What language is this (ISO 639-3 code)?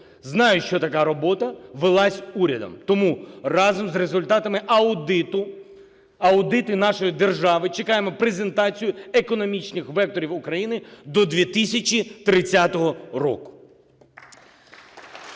ukr